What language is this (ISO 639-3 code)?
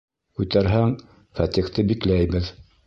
bak